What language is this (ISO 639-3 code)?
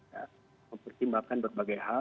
ind